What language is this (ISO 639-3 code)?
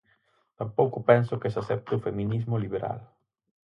glg